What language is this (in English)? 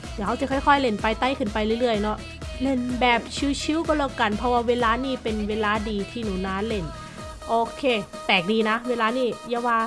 Thai